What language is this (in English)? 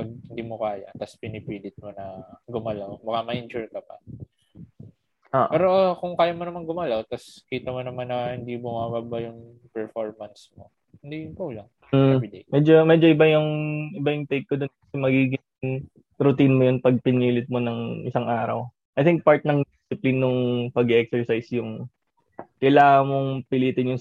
Filipino